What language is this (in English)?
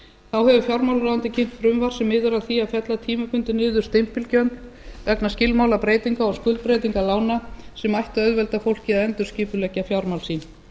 Icelandic